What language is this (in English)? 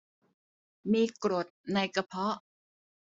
Thai